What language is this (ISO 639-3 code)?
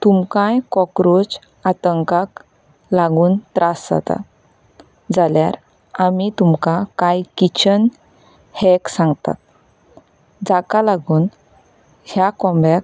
kok